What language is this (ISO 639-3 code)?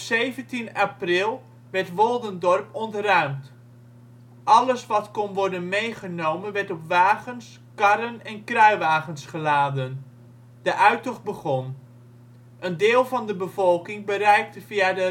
nld